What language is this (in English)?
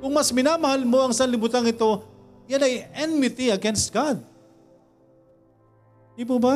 Filipino